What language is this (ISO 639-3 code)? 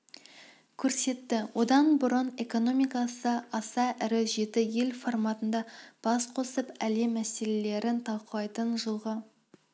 kaz